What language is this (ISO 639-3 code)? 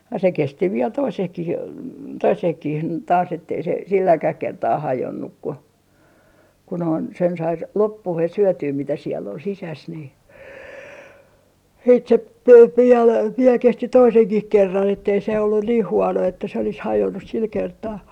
fin